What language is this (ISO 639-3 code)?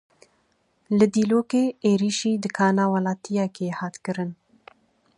kur